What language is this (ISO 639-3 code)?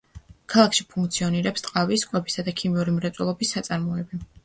kat